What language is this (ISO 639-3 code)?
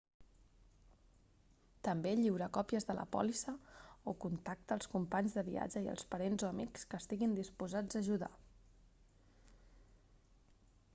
cat